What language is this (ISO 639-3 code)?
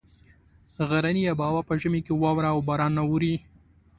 pus